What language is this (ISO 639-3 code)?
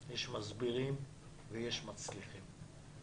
heb